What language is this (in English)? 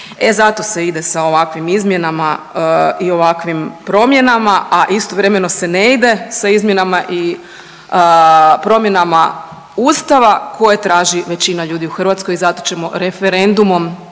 Croatian